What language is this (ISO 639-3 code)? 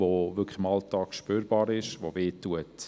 gsw